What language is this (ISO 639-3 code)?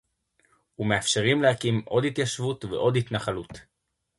heb